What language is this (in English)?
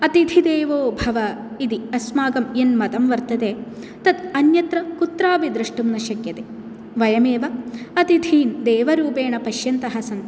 Sanskrit